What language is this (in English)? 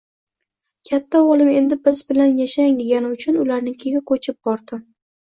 Uzbek